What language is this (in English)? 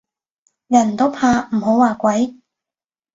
Cantonese